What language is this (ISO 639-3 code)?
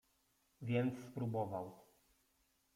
pol